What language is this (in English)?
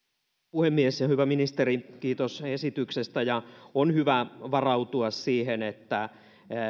Finnish